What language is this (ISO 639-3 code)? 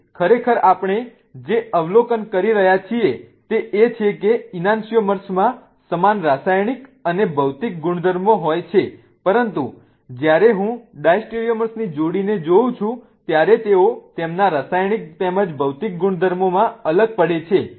guj